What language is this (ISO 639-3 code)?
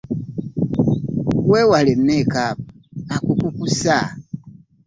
lug